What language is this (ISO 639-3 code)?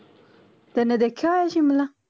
pan